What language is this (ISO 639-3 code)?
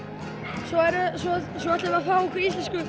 isl